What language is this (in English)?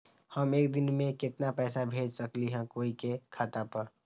Magahi